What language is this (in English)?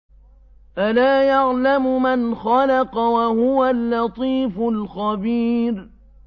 Arabic